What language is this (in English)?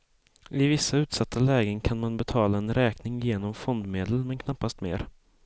Swedish